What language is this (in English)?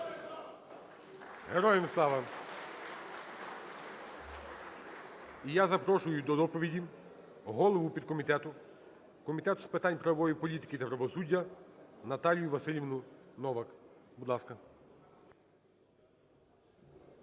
Ukrainian